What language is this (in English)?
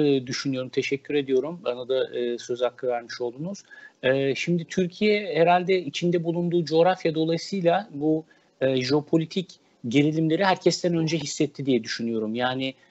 Turkish